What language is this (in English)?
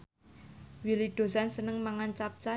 Javanese